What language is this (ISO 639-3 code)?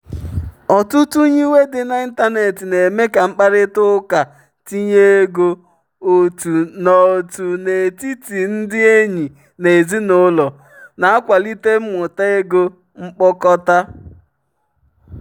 ibo